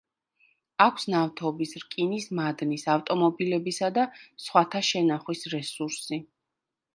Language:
Georgian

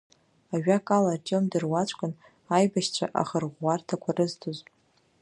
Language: Abkhazian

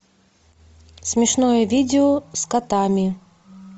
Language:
Russian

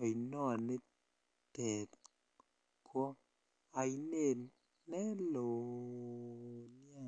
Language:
Kalenjin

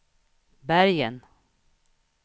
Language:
Swedish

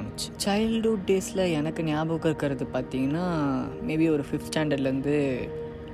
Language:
Tamil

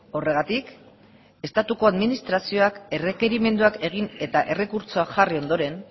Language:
Basque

